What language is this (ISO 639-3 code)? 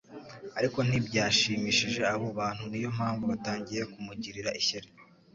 kin